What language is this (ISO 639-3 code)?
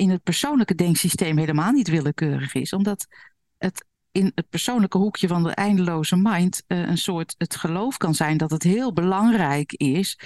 nld